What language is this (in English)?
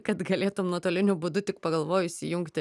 Lithuanian